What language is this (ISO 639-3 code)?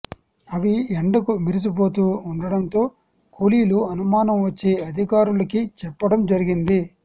tel